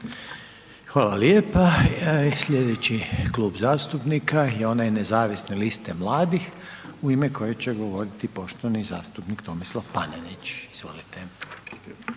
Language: Croatian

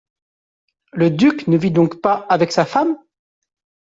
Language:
French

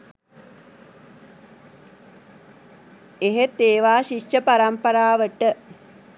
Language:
Sinhala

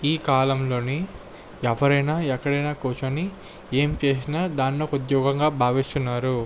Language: Telugu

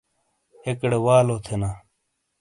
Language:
Shina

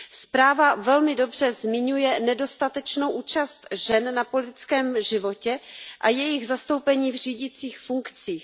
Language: Czech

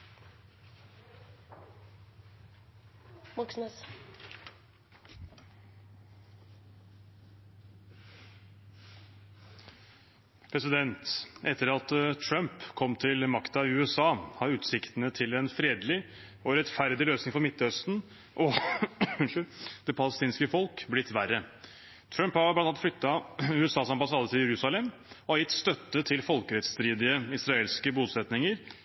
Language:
Norwegian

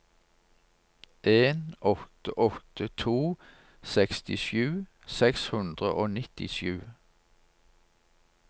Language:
Norwegian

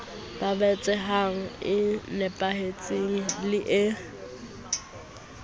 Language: Southern Sotho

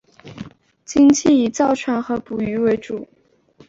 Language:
Chinese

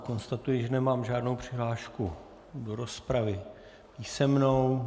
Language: Czech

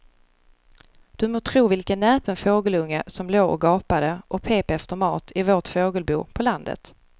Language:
Swedish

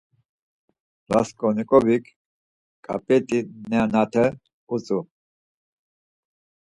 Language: Laz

